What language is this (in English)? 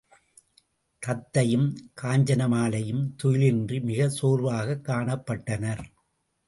Tamil